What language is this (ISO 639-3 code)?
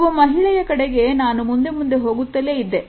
kan